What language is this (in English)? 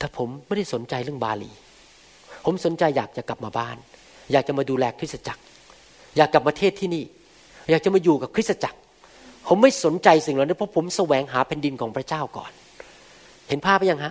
Thai